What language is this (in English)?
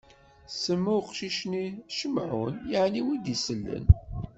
Kabyle